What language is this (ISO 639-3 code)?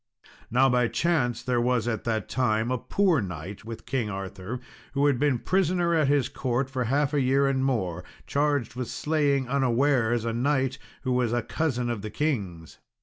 eng